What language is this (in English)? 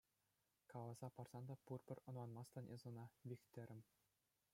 Chuvash